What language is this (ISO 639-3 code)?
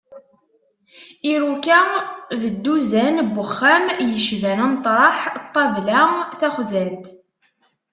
kab